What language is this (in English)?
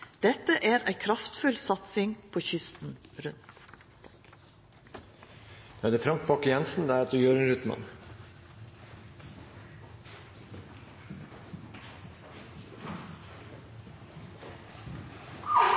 Norwegian